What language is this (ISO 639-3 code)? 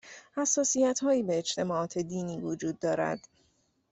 fas